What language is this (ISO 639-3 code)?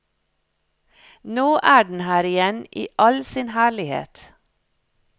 nor